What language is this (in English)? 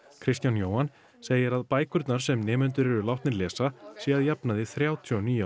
Icelandic